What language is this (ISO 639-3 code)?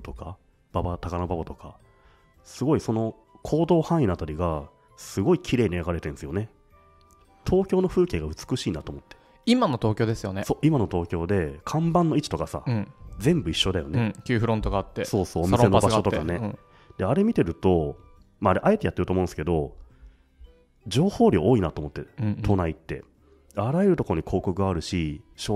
jpn